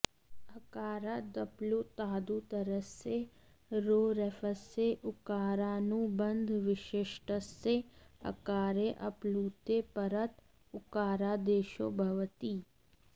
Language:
Sanskrit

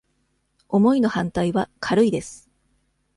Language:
Japanese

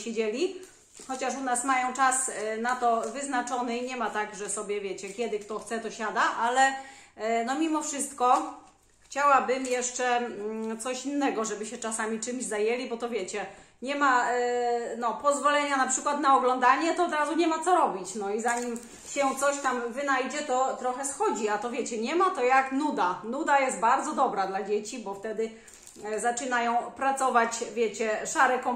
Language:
Polish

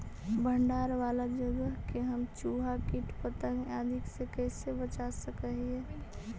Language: Magahi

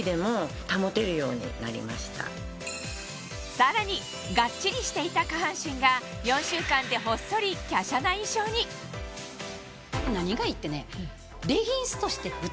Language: Japanese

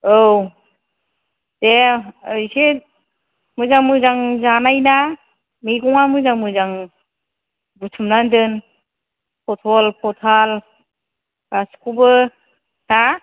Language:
Bodo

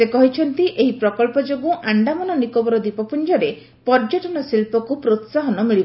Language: Odia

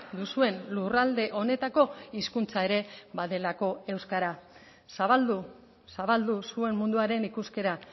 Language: Basque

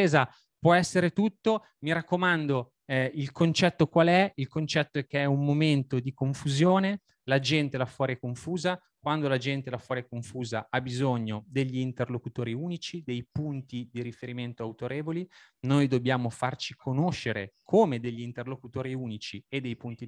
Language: Italian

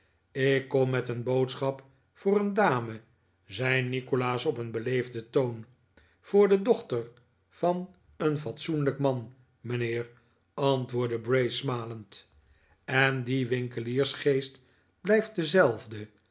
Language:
Dutch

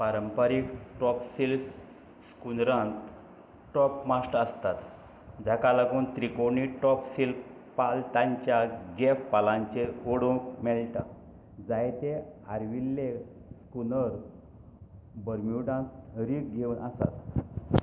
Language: Konkani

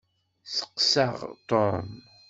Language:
Kabyle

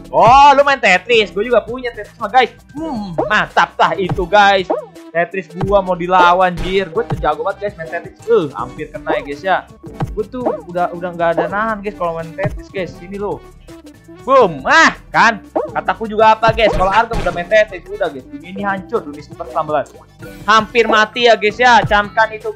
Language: Indonesian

